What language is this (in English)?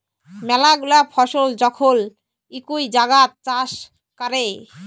Bangla